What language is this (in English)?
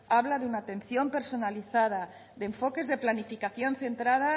Spanish